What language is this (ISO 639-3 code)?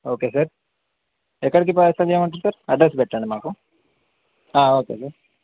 tel